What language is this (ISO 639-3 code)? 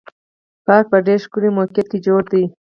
pus